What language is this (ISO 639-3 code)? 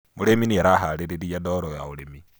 kik